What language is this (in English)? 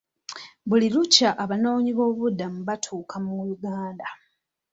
Ganda